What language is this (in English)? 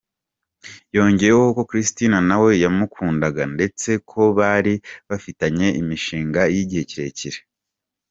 Kinyarwanda